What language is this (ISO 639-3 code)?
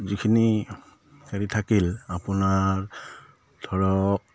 asm